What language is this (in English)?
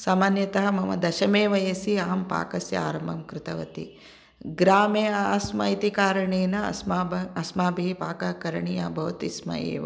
Sanskrit